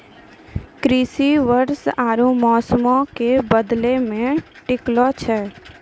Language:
Maithili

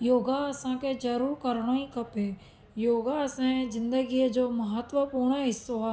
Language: Sindhi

